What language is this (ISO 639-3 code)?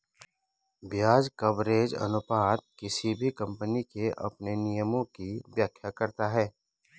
hin